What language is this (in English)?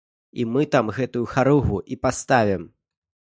Belarusian